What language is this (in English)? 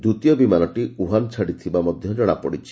Odia